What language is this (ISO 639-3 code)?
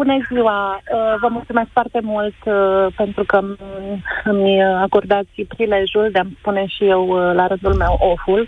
ron